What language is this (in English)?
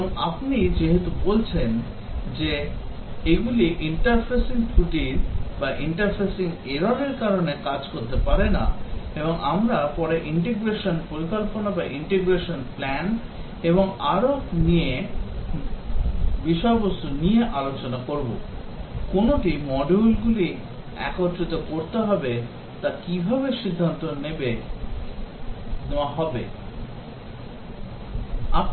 Bangla